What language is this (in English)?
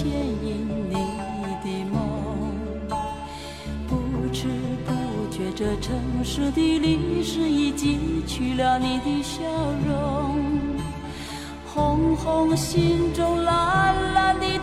Chinese